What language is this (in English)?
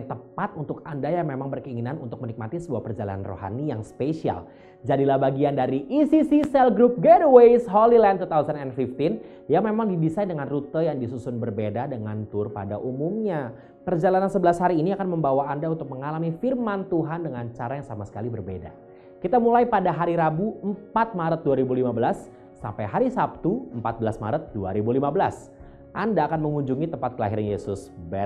Indonesian